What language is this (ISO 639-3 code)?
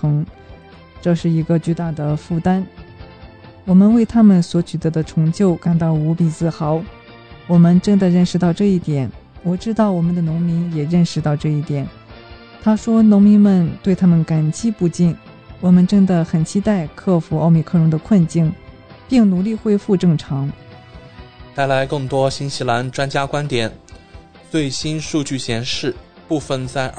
zho